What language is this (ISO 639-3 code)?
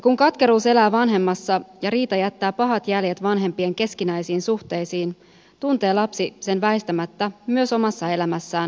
fin